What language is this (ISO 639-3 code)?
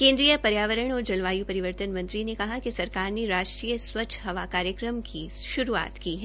hin